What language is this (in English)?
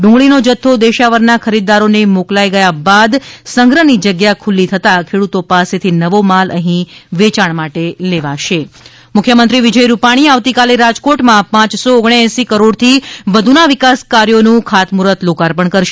Gujarati